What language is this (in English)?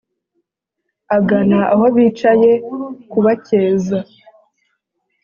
Kinyarwanda